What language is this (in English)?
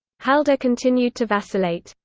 English